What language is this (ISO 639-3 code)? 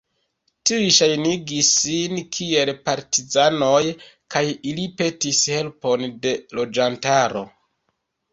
epo